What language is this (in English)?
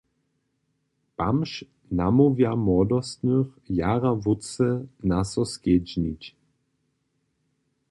Upper Sorbian